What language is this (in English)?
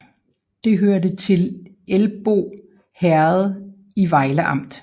Danish